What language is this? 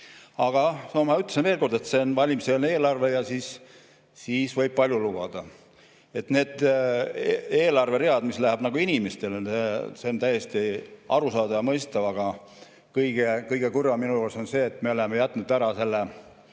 Estonian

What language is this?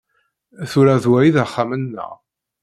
Kabyle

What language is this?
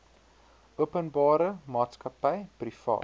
Afrikaans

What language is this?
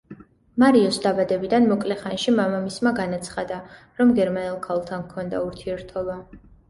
Georgian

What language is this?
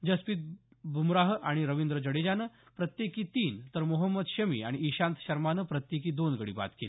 Marathi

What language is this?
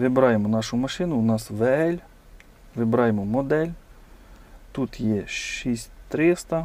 Ukrainian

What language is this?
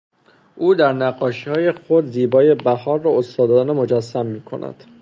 Persian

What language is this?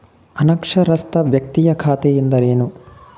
Kannada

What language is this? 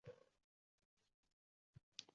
Uzbek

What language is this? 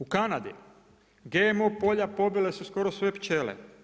Croatian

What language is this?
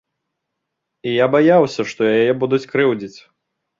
Belarusian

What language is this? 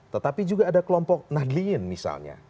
Indonesian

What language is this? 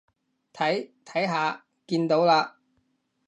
Cantonese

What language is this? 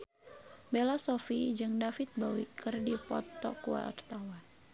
Sundanese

